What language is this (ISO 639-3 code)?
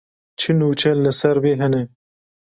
kur